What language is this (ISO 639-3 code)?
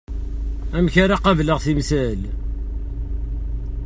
kab